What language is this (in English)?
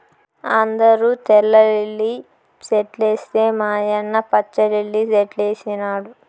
Telugu